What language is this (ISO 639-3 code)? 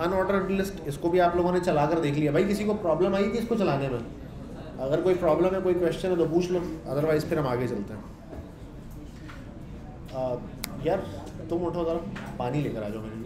hin